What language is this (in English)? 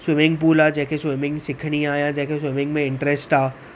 Sindhi